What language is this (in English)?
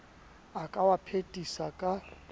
Southern Sotho